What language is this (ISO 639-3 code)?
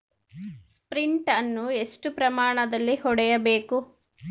kan